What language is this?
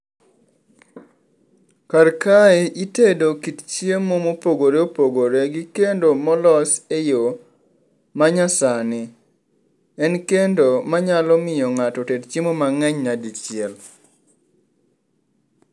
Luo (Kenya and Tanzania)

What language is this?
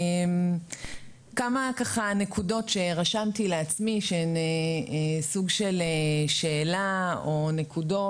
Hebrew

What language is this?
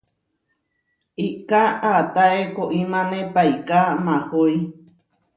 Huarijio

